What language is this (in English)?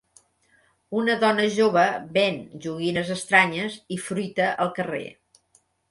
Catalan